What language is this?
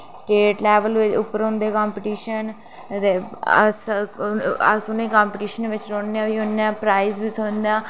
Dogri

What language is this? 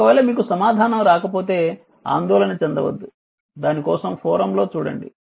Telugu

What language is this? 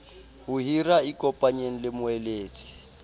Southern Sotho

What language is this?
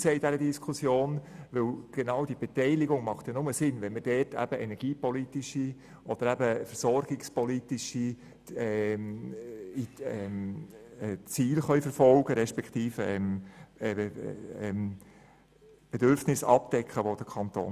Swiss German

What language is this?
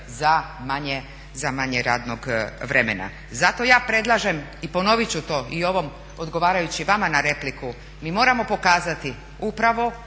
Croatian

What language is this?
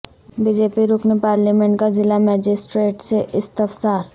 Urdu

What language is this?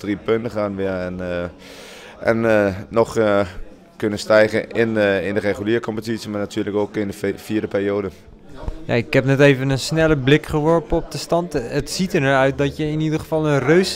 Dutch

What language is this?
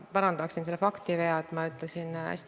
Estonian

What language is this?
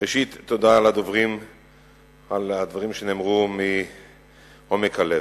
Hebrew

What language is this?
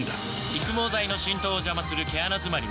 Japanese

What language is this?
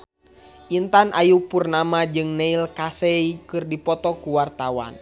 Sundanese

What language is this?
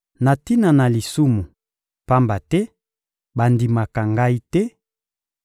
Lingala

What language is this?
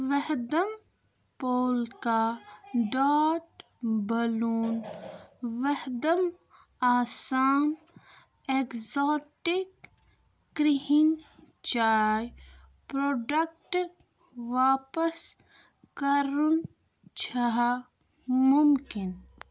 Kashmiri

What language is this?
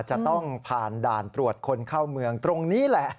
Thai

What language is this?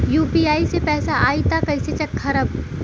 Bhojpuri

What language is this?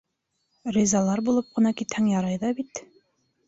Bashkir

